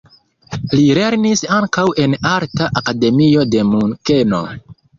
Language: Esperanto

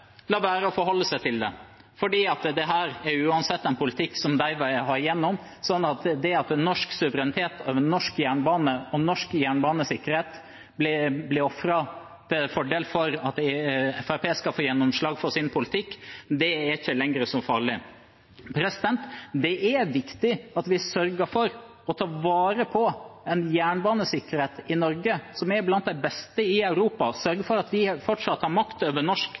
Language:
Norwegian Bokmål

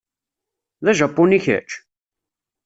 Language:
Kabyle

